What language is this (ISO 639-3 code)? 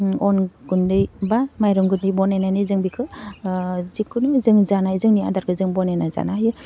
brx